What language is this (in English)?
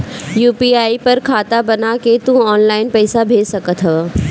Bhojpuri